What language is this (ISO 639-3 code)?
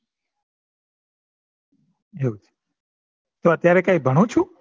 guj